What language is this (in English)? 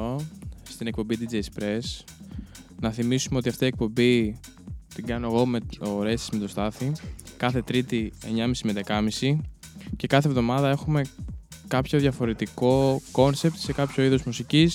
Greek